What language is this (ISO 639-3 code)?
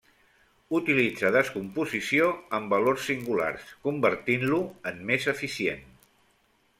cat